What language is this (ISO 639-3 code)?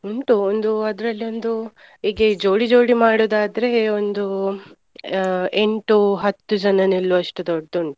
kan